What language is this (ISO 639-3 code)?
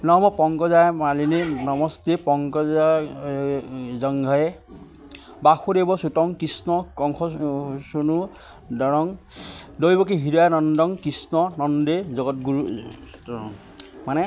asm